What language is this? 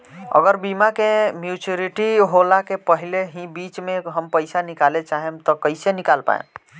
Bhojpuri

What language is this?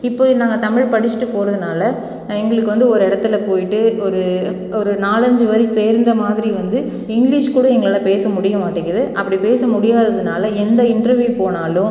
Tamil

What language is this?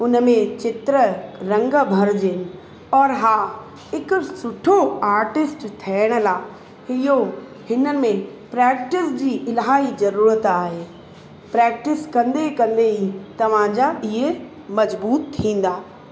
Sindhi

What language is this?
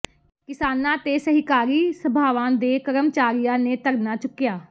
Punjabi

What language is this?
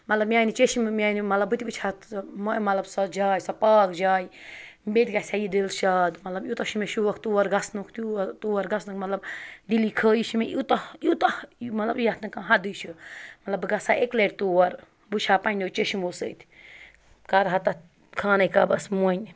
Kashmiri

